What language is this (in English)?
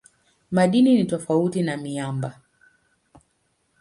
Swahili